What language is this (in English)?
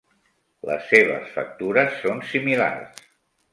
Catalan